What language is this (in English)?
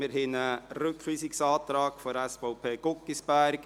Swiss German